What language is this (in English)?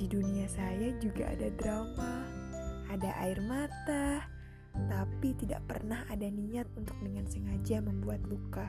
Indonesian